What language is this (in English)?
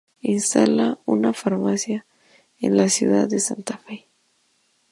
Spanish